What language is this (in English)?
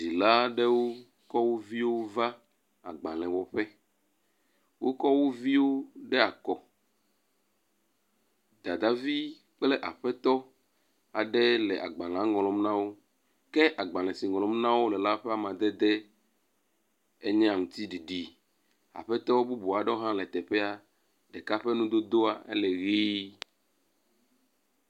Ewe